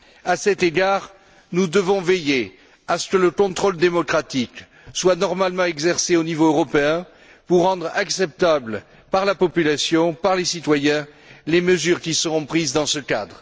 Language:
French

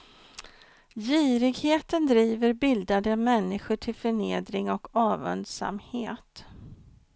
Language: Swedish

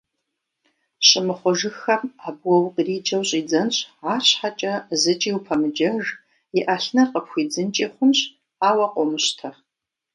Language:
Kabardian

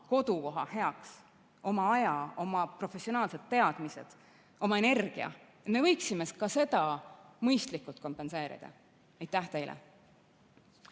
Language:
Estonian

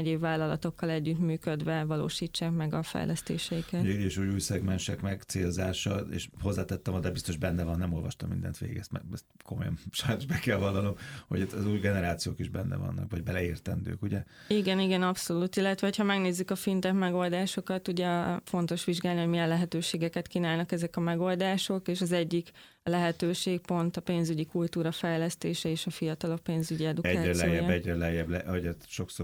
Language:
Hungarian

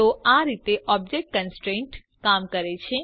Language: Gujarati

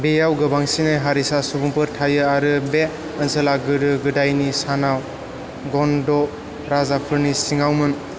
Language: Bodo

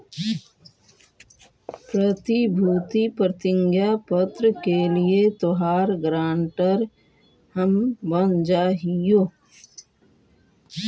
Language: Magahi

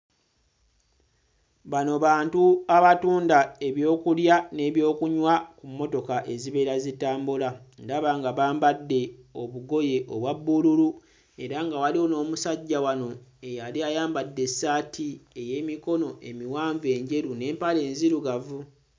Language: Ganda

